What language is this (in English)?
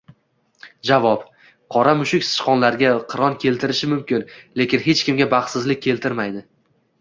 Uzbek